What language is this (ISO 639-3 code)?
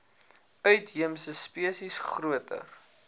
afr